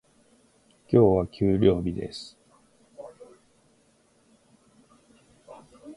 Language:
Japanese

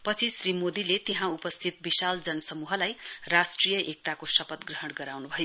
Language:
Nepali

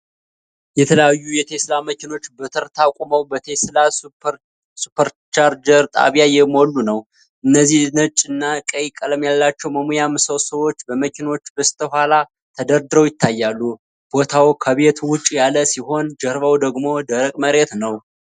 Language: Amharic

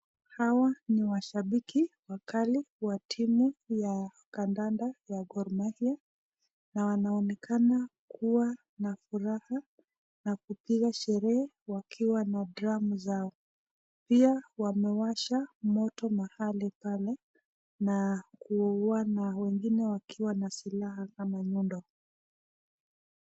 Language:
Swahili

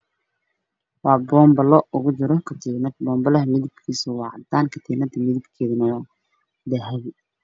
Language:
Somali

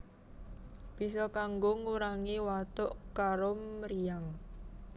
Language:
Javanese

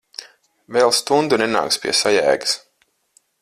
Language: Latvian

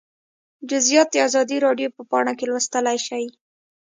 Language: Pashto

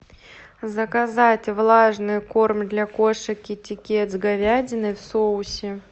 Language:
Russian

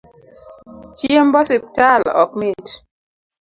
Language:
Luo (Kenya and Tanzania)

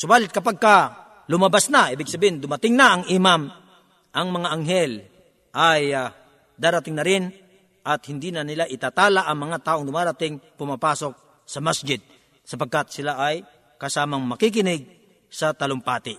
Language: Filipino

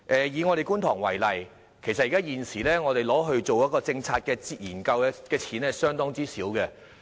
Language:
Cantonese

